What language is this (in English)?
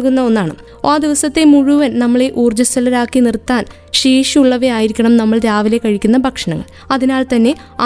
Malayalam